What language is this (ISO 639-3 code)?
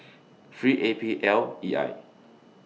eng